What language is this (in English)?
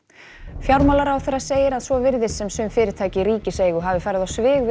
Icelandic